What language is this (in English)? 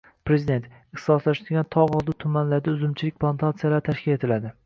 Uzbek